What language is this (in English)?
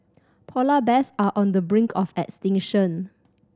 English